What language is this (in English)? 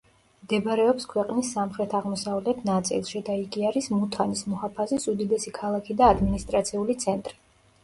Georgian